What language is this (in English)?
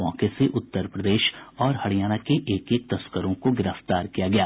Hindi